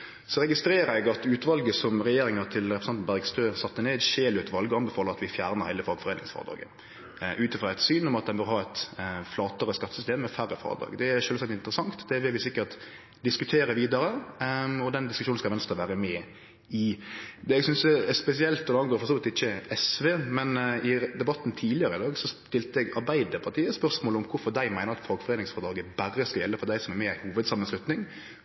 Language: Norwegian Nynorsk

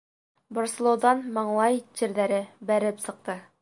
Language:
Bashkir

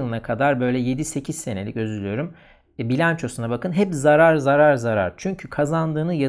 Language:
Turkish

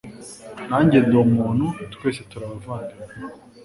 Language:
Kinyarwanda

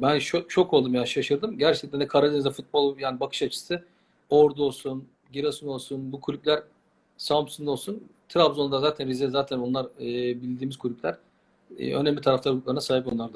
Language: Turkish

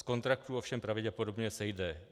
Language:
Czech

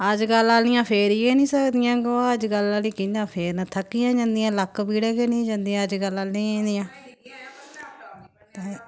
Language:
Dogri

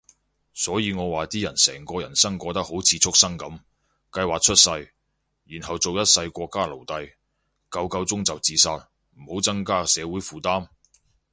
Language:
Cantonese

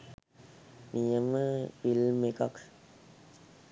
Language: Sinhala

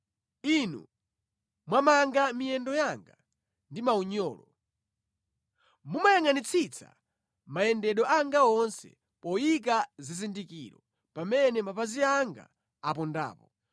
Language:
Nyanja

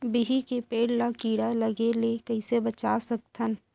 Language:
Chhattisgarhi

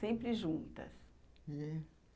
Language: Portuguese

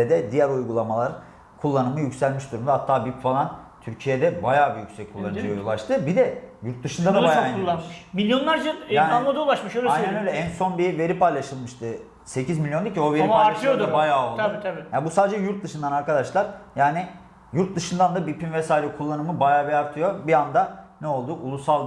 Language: Turkish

